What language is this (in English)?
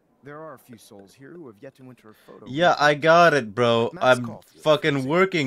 English